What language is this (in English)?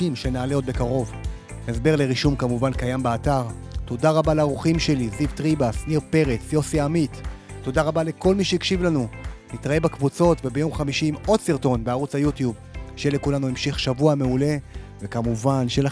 Hebrew